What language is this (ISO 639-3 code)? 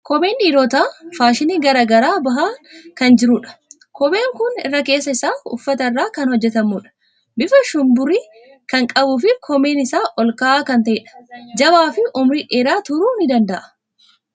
orm